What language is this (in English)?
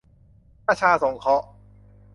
Thai